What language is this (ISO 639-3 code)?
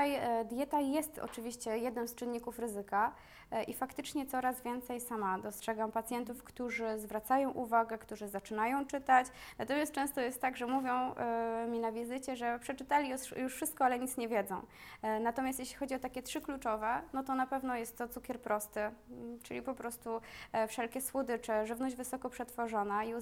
pol